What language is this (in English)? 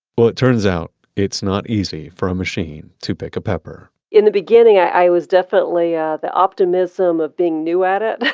English